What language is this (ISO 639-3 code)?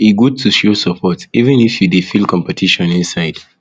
pcm